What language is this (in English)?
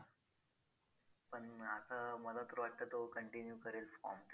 Marathi